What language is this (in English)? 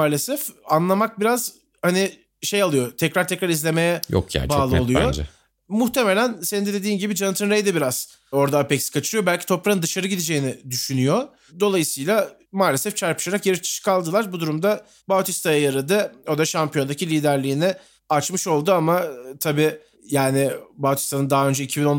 Turkish